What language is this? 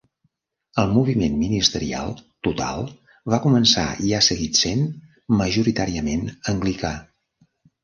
Catalan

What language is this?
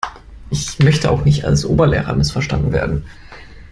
German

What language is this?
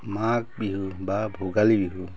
Assamese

